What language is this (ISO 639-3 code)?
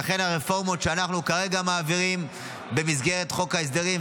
heb